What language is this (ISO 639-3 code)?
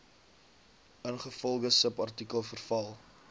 afr